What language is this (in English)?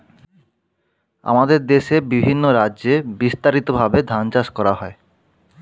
Bangla